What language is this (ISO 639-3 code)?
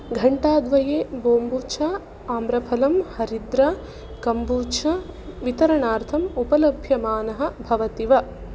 san